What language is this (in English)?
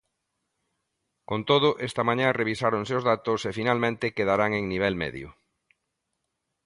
Galician